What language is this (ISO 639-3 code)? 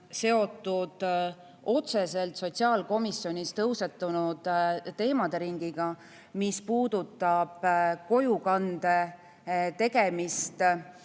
est